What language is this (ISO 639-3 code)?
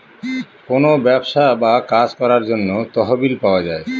ben